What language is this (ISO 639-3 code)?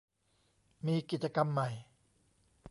tha